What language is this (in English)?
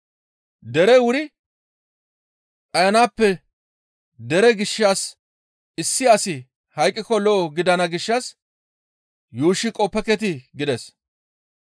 Gamo